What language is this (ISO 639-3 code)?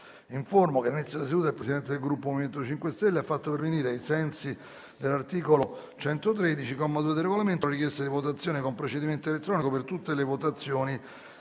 ita